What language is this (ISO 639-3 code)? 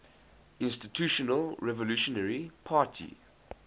eng